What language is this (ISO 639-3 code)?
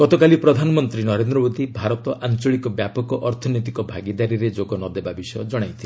ori